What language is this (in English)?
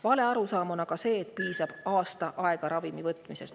Estonian